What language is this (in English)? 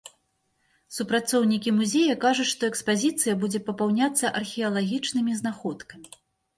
Belarusian